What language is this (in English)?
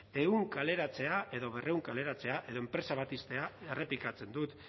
Basque